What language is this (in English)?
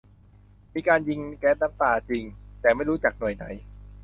Thai